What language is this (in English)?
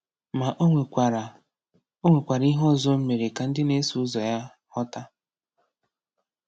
Igbo